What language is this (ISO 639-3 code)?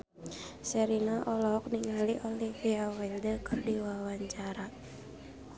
sun